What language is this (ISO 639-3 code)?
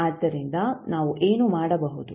kan